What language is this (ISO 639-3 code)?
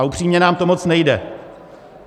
ces